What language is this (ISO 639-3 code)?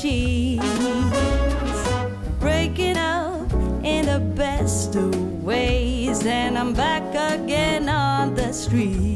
vie